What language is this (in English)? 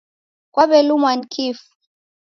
Taita